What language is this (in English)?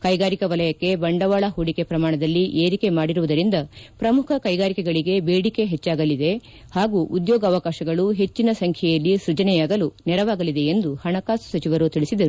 Kannada